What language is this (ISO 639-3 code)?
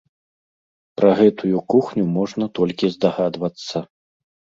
bel